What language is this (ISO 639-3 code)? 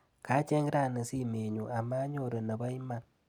kln